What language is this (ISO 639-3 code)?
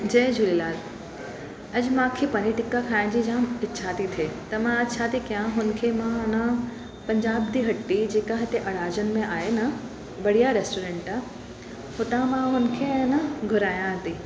snd